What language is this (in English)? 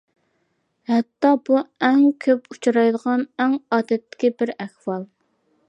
Uyghur